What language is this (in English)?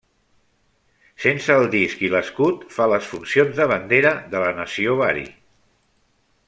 Catalan